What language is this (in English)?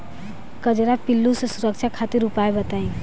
Bhojpuri